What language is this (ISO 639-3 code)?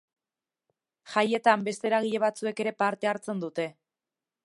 eus